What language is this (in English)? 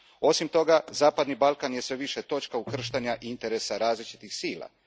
Croatian